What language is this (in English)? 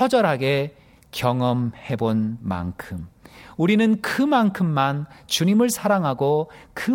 Korean